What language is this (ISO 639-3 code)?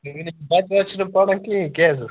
kas